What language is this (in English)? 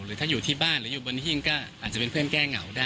Thai